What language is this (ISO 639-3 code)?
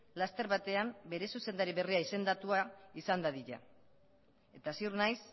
eus